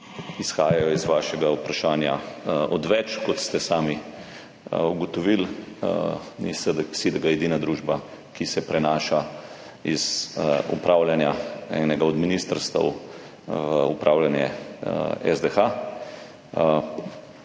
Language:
Slovenian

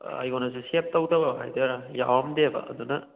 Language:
Manipuri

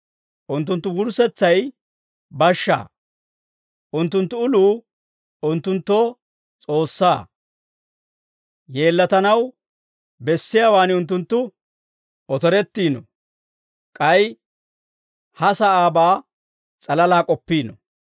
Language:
Dawro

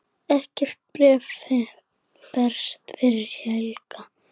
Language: Icelandic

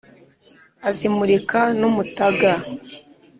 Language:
Kinyarwanda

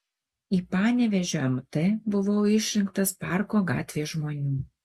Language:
Lithuanian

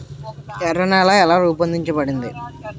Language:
Telugu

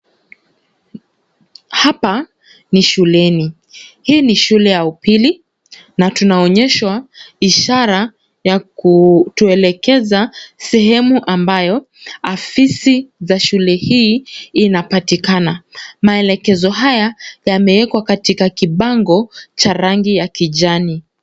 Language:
Swahili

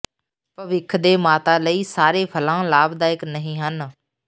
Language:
Punjabi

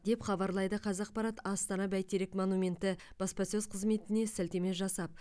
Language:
Kazakh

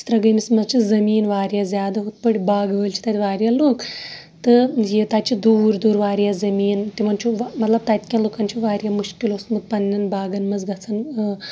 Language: Kashmiri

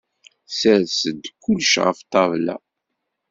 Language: Kabyle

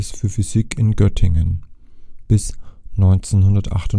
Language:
German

